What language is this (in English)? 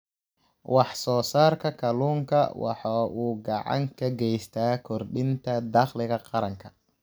Somali